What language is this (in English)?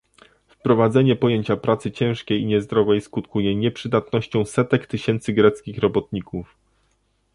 Polish